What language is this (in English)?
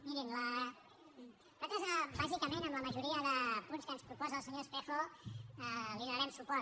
Catalan